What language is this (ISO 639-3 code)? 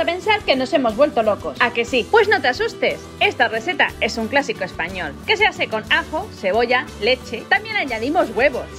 spa